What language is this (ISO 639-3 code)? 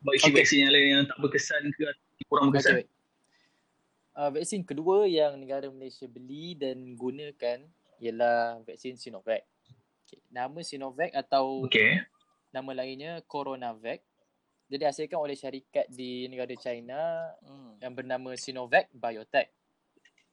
msa